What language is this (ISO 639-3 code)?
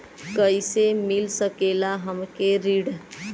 bho